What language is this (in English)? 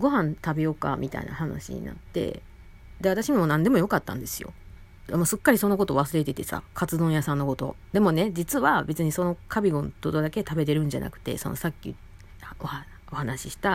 Japanese